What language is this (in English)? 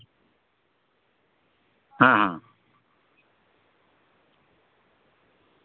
Santali